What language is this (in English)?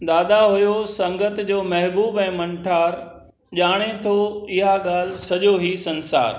Sindhi